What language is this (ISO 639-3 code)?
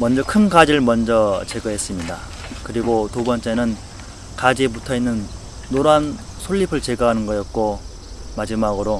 kor